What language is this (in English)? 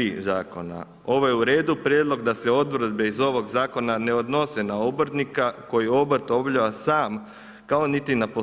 Croatian